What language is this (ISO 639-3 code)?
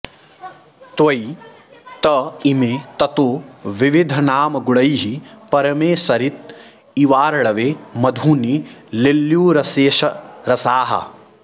san